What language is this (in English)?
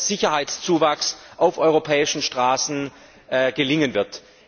German